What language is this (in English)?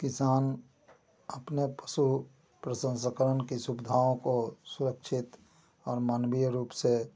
Hindi